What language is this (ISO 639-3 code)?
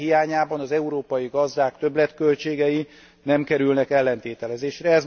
hun